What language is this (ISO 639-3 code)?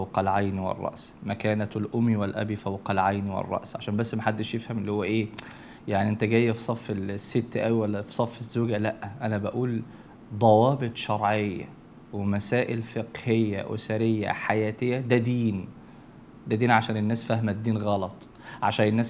ara